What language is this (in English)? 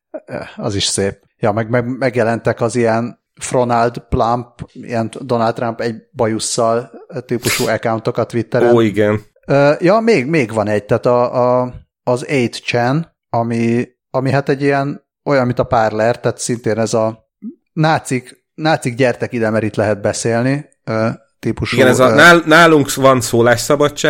Hungarian